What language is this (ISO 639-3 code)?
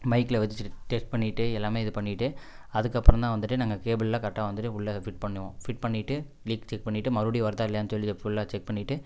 tam